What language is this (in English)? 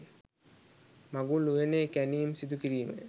Sinhala